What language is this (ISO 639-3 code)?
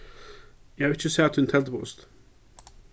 fao